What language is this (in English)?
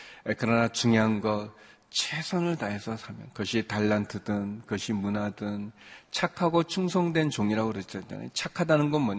Korean